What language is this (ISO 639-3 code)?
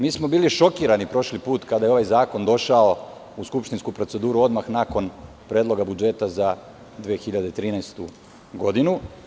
srp